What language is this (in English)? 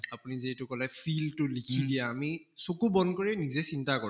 Assamese